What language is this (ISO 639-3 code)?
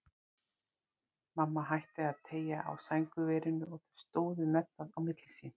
isl